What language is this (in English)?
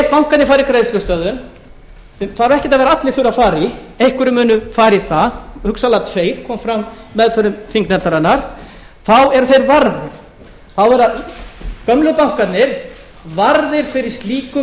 Icelandic